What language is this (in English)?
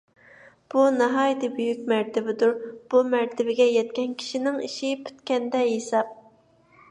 Uyghur